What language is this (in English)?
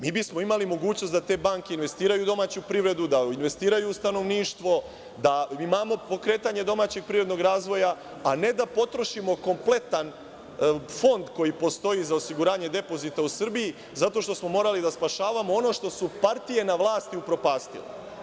Serbian